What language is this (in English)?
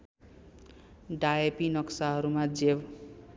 Nepali